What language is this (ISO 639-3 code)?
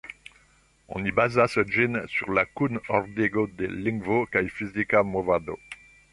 epo